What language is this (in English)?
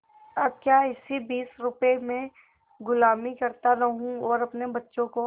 Hindi